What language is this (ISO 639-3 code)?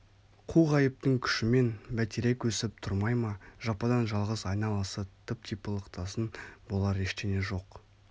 kaz